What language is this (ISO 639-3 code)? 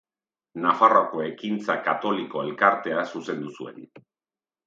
eus